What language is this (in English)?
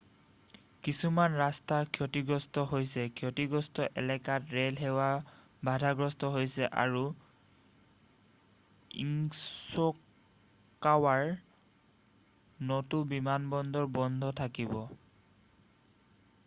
Assamese